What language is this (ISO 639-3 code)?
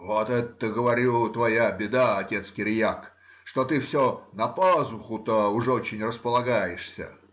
rus